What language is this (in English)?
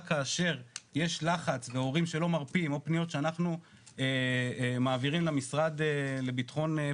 Hebrew